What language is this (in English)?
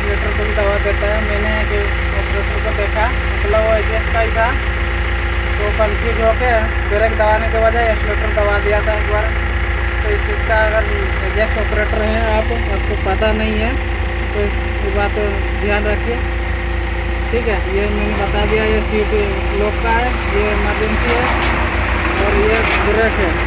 Hindi